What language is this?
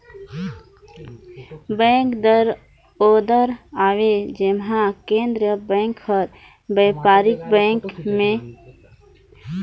Chhattisgarhi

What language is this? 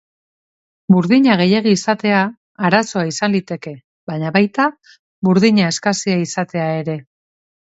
Basque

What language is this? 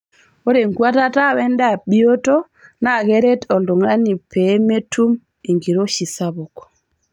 Masai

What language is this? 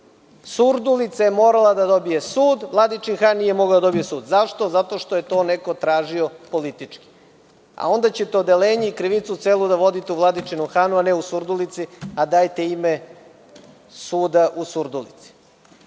Serbian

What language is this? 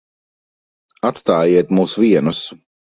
Latvian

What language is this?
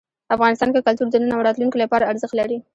Pashto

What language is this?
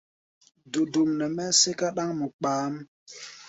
Gbaya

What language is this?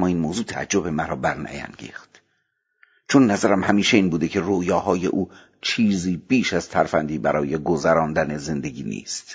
Persian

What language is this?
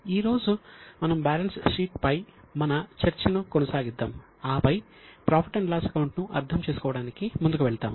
Telugu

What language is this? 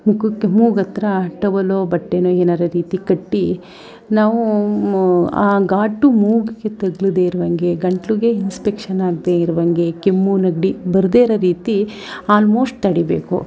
Kannada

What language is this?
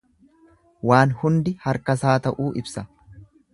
Oromo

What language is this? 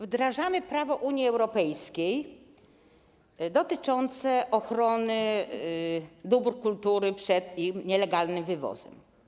Polish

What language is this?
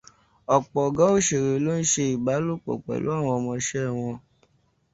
Yoruba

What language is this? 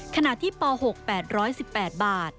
Thai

